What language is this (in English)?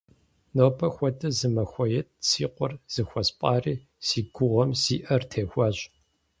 Kabardian